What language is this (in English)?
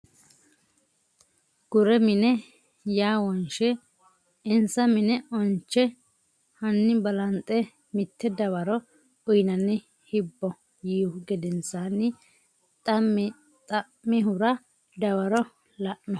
Sidamo